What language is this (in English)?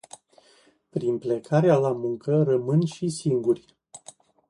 Romanian